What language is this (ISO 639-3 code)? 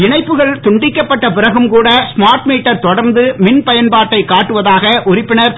tam